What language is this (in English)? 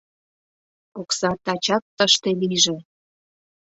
Mari